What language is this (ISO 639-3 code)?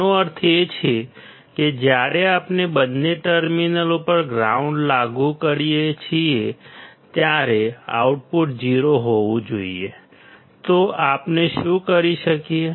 guj